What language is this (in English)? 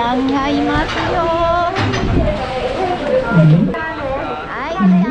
Japanese